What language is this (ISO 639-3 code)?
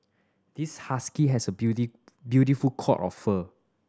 eng